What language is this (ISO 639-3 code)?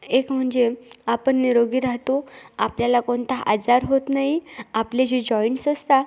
mar